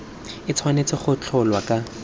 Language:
Tswana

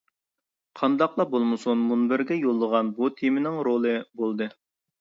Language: Uyghur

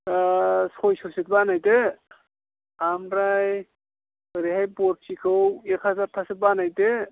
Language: Bodo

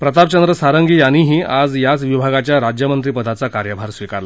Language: Marathi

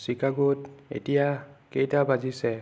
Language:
Assamese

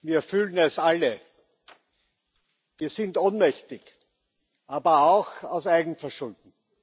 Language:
German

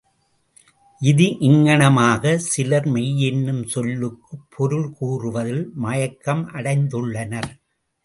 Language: Tamil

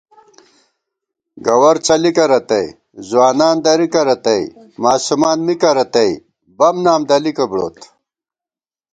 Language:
Gawar-Bati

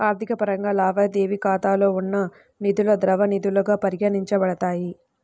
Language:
Telugu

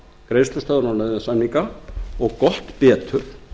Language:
Icelandic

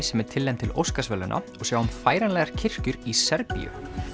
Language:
Icelandic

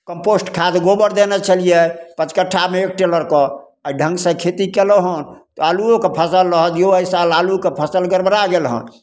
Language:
Maithili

